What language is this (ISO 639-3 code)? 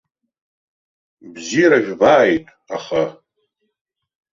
abk